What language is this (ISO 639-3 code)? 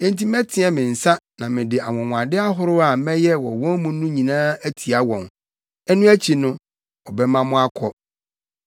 aka